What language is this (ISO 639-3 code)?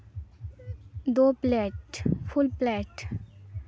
sat